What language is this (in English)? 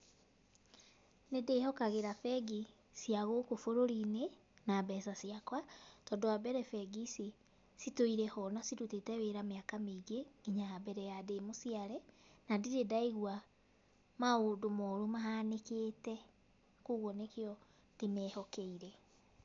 Kikuyu